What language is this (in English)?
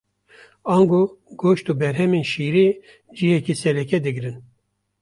Kurdish